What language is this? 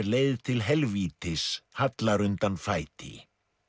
Icelandic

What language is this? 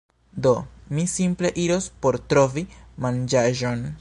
Esperanto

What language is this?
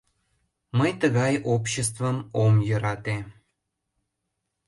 Mari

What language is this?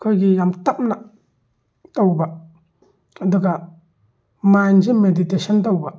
Manipuri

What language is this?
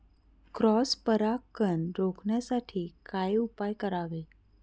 Marathi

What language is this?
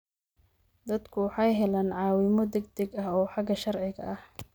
Somali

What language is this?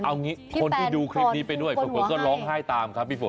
Thai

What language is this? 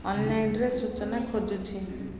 Odia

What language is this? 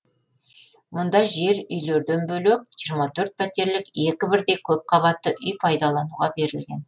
Kazakh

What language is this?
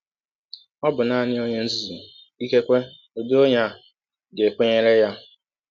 Igbo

